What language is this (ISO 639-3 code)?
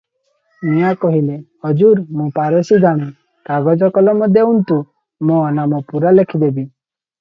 ori